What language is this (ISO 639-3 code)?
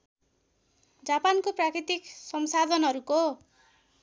nep